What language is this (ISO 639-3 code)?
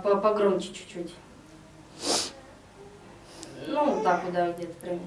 rus